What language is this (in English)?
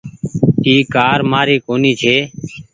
Goaria